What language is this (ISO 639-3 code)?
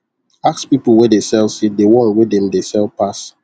pcm